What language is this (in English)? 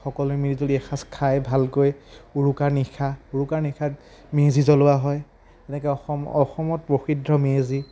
Assamese